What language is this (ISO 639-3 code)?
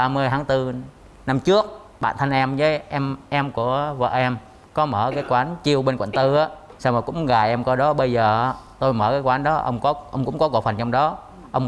vie